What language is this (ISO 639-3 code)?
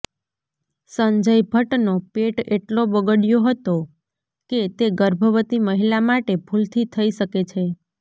guj